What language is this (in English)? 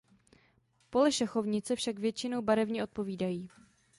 Czech